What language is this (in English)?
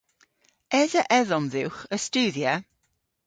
Cornish